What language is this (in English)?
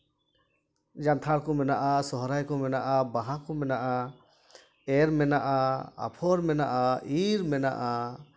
Santali